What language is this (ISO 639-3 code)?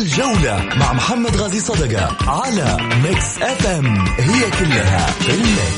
ara